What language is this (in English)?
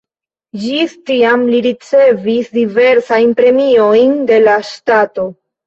Esperanto